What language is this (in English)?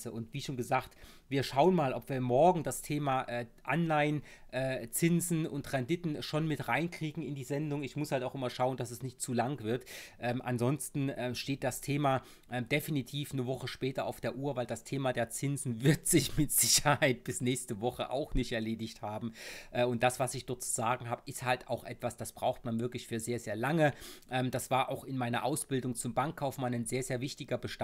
German